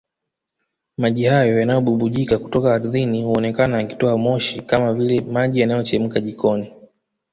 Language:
Swahili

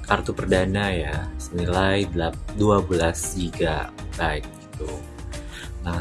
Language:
Indonesian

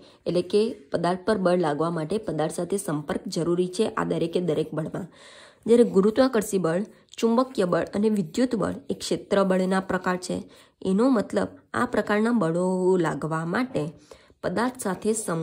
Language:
Hindi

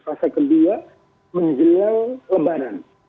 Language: Indonesian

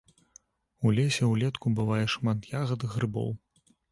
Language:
Belarusian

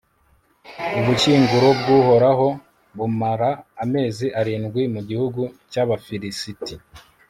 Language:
Kinyarwanda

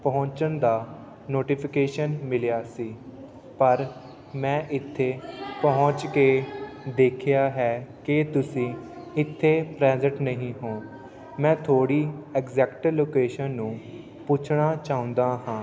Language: Punjabi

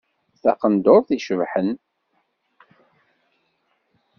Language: Kabyle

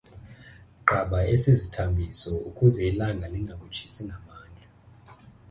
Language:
Xhosa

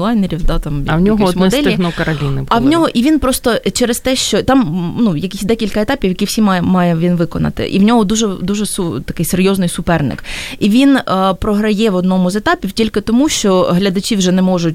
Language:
Ukrainian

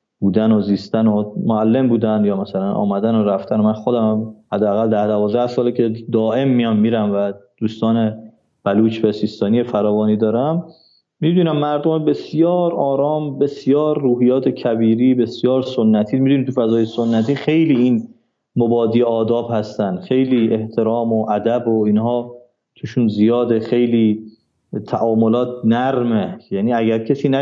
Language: Persian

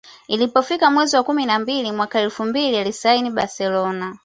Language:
Swahili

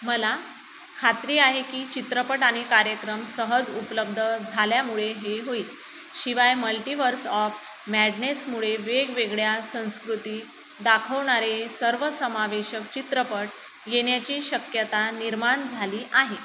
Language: Marathi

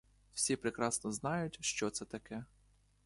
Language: Ukrainian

